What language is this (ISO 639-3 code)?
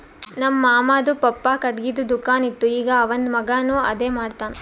kan